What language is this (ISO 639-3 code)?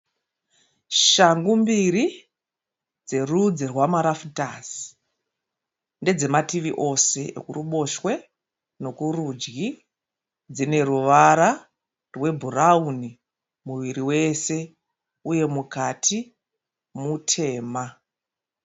sna